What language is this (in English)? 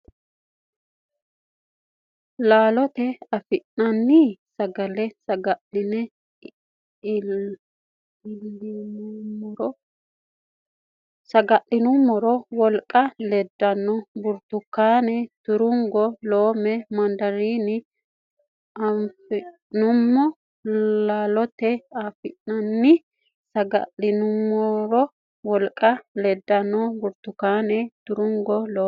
Sidamo